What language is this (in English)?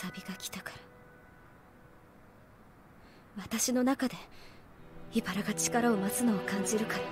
Japanese